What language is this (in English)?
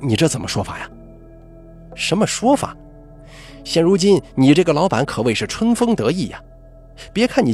Chinese